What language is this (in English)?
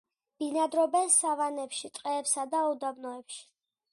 Georgian